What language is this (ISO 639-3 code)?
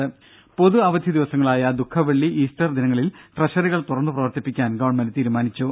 mal